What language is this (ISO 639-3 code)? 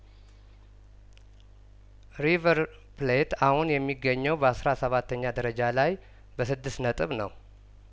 amh